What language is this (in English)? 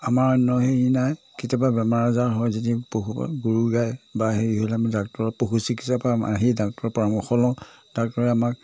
Assamese